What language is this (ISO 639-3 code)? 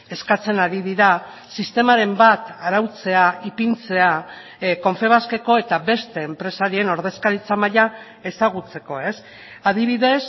eus